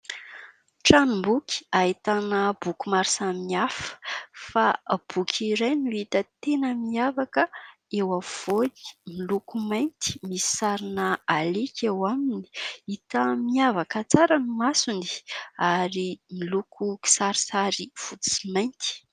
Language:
Malagasy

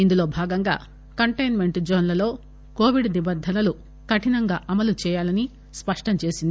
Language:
Telugu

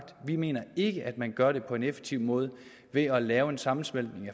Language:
Danish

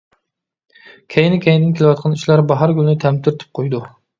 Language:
Uyghur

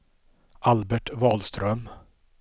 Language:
Swedish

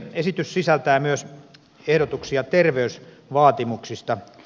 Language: Finnish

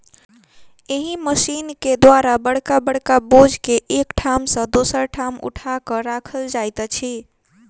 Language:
Maithili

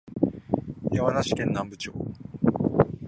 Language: Japanese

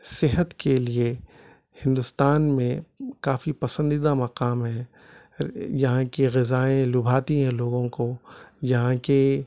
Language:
Urdu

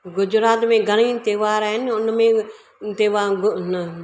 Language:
Sindhi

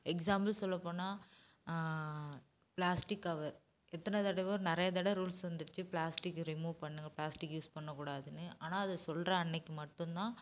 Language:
Tamil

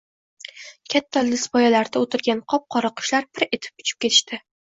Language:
Uzbek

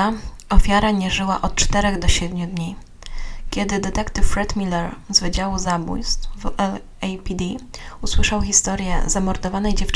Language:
Polish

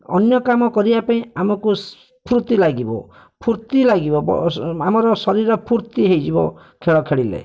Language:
Odia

